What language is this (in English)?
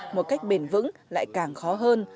Vietnamese